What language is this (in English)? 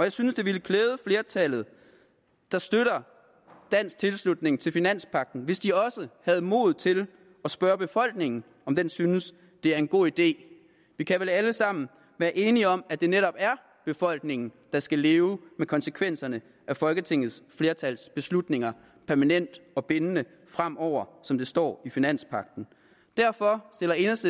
Danish